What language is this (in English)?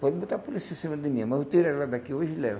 Portuguese